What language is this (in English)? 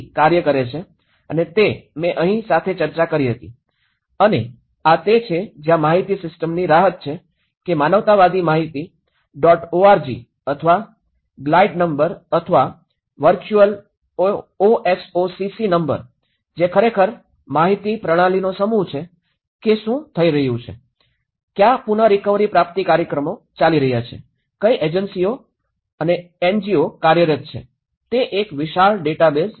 Gujarati